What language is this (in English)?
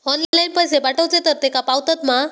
Marathi